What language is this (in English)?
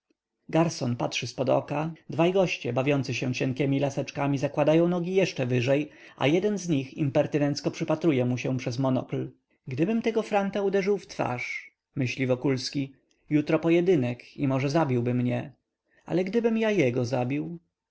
Polish